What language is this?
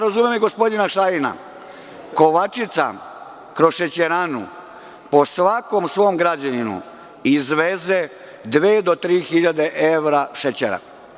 Serbian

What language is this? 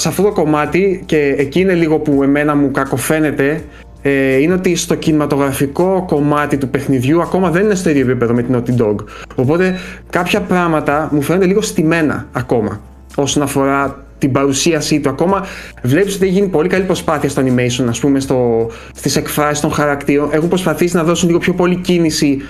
Greek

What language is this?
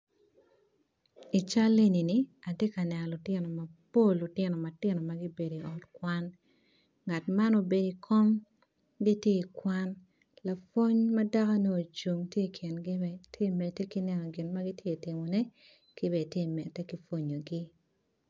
Acoli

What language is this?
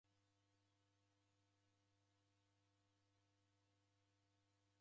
Taita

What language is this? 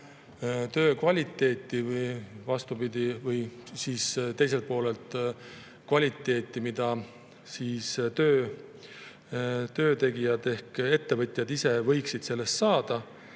Estonian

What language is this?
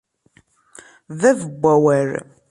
Kabyle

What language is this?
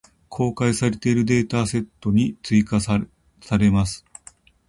Japanese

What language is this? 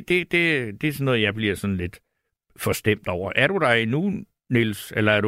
Danish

